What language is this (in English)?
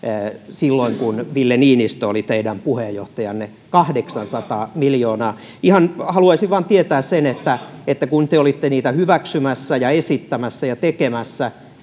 Finnish